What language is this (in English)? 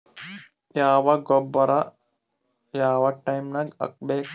Kannada